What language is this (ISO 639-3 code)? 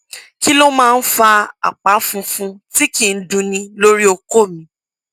yor